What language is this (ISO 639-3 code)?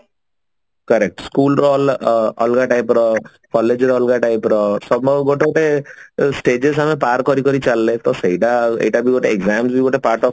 ori